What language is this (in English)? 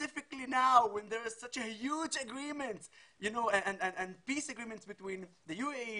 Hebrew